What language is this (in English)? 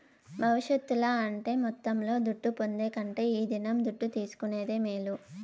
Telugu